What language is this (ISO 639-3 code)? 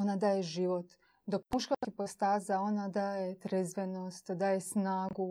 hrv